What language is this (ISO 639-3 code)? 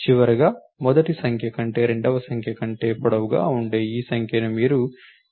tel